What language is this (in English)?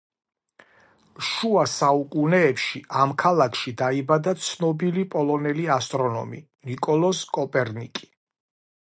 Georgian